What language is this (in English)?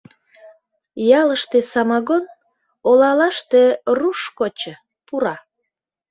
Mari